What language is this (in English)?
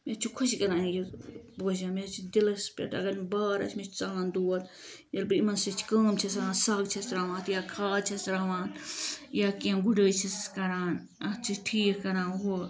Kashmiri